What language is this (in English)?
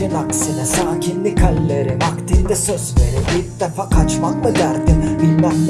Turkish